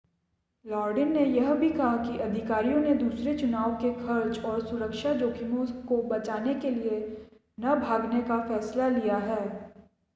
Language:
Hindi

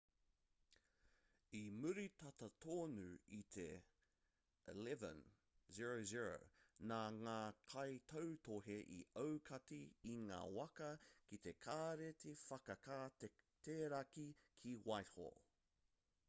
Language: Māori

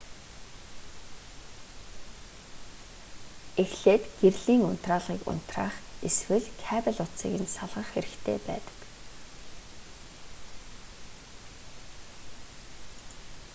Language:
Mongolian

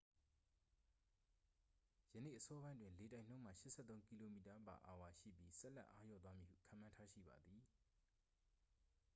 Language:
Burmese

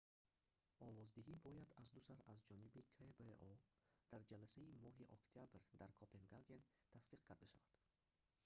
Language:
Tajik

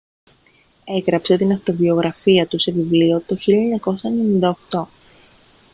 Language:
Greek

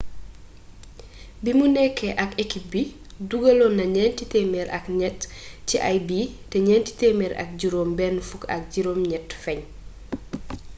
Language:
Wolof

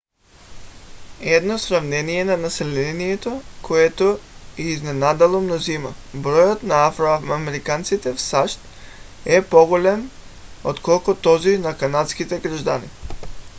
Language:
Bulgarian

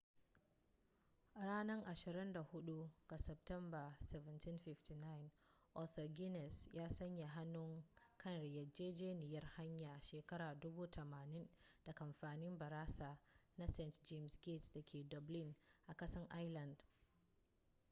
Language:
Hausa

